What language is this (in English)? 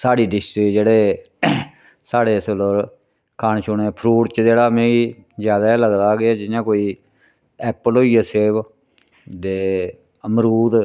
Dogri